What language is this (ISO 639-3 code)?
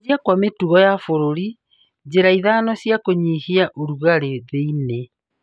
kik